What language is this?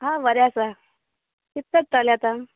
Konkani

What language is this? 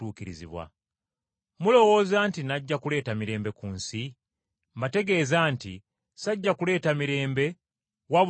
Ganda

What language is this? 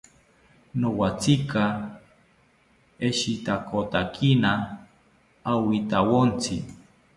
South Ucayali Ashéninka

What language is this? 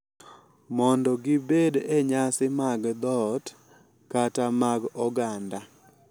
Luo (Kenya and Tanzania)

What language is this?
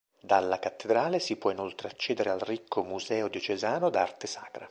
Italian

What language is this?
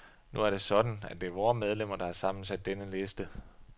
Danish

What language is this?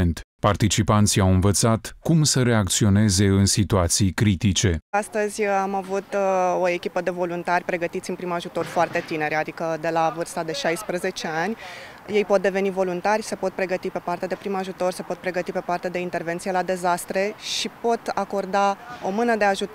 Romanian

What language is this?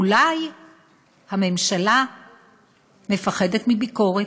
Hebrew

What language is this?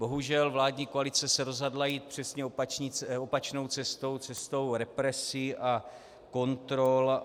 Czech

